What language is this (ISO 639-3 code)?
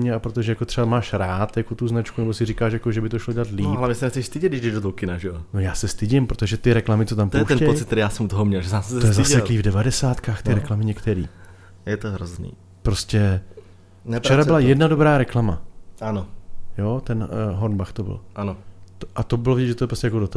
ces